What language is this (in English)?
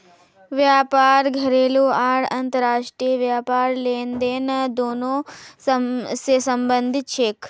Magahi